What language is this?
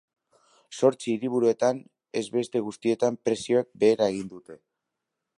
Basque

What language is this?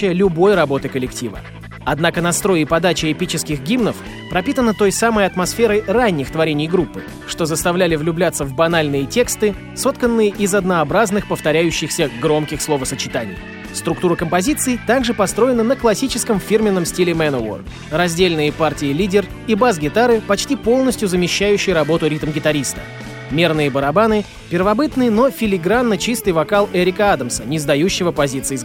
Russian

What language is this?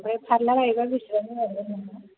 Bodo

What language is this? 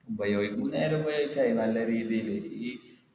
Malayalam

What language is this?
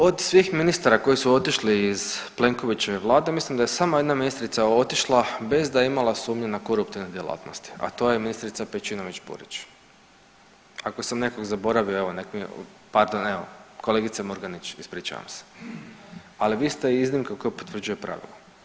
Croatian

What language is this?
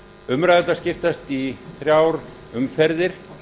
Icelandic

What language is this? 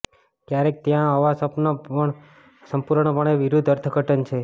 Gujarati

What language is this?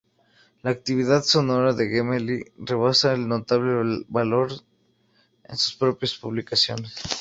Spanish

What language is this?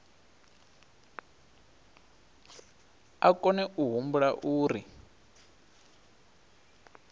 Venda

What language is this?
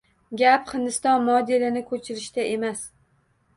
Uzbek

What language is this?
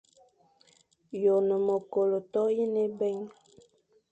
Fang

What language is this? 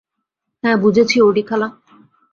Bangla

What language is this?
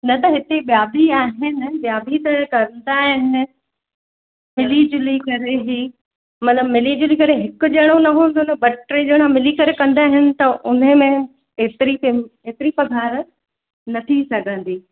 Sindhi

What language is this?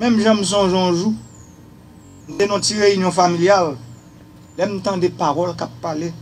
French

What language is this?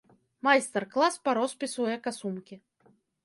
Belarusian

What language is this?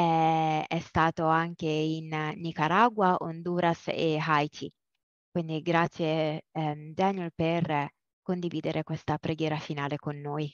Italian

